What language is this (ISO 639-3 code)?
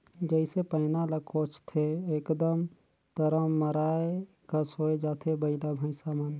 hne